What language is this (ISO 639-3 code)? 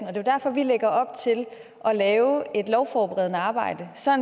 dan